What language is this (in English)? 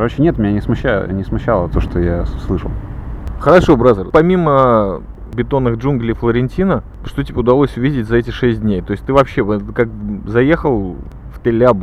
Russian